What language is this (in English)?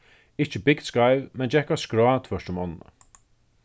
Faroese